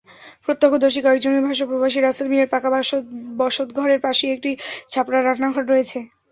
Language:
Bangla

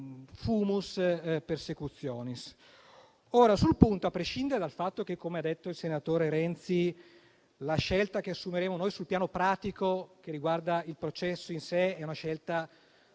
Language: Italian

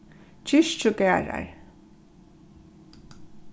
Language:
Faroese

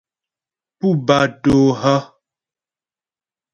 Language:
Ghomala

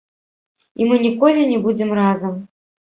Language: Belarusian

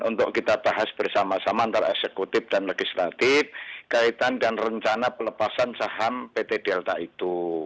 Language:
Indonesian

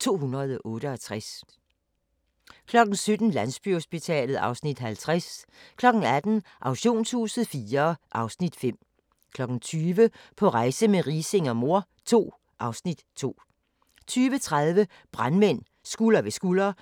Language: Danish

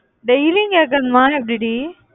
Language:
Tamil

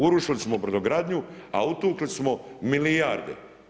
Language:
Croatian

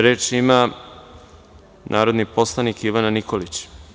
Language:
Serbian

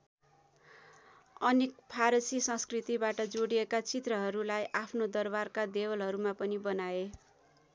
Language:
Nepali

